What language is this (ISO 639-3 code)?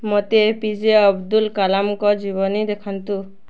ori